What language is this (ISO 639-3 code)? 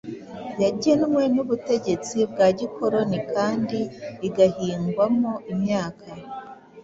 kin